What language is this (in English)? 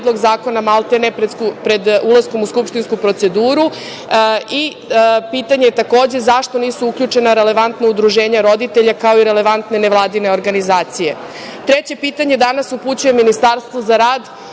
Serbian